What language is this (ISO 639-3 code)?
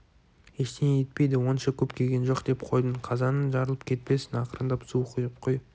kaz